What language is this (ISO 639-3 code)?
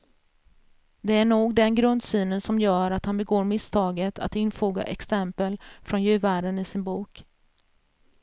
swe